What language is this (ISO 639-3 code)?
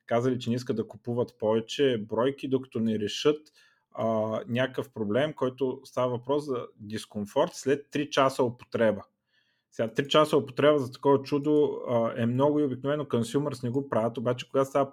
bul